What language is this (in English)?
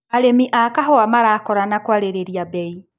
Kikuyu